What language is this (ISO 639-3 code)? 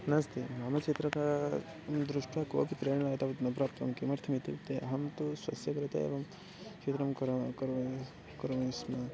san